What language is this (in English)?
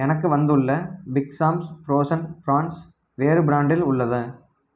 Tamil